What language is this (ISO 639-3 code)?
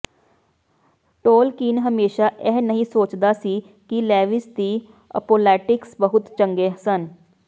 pan